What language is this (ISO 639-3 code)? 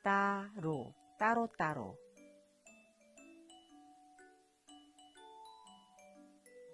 kor